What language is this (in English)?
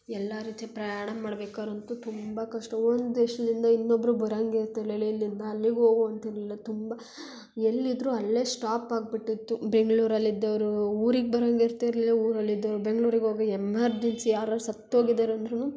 Kannada